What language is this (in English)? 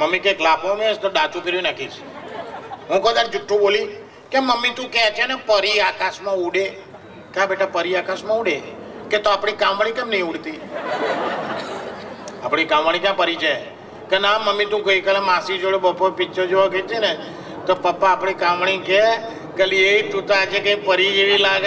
Gujarati